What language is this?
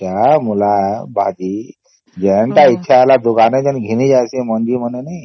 Odia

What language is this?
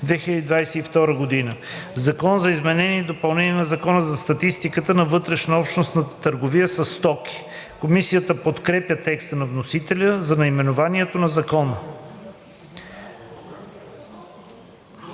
Bulgarian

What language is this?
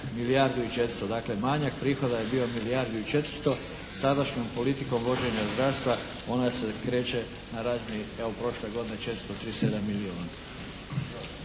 Croatian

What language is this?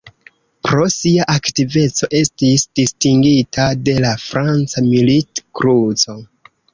Esperanto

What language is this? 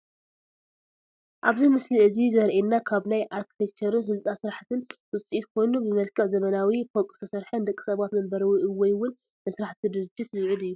Tigrinya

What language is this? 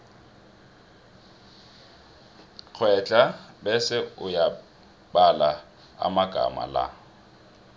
South Ndebele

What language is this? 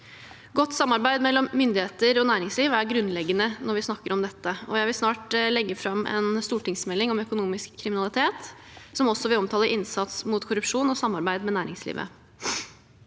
Norwegian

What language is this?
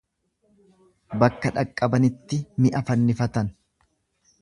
Oromo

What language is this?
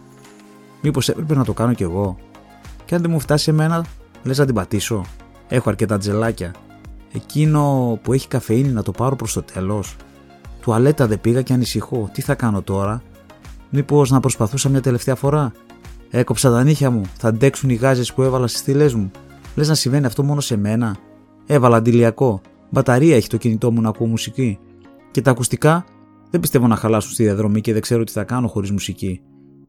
Greek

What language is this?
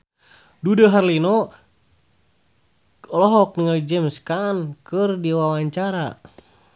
Sundanese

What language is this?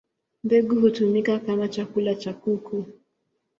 Swahili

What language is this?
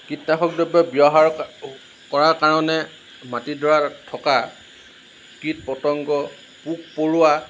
Assamese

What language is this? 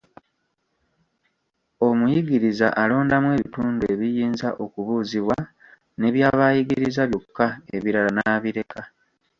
Ganda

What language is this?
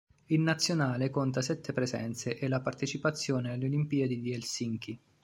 Italian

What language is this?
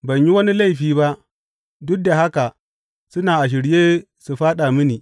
Hausa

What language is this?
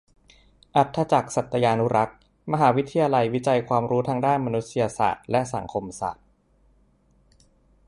Thai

